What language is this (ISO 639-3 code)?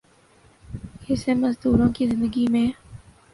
urd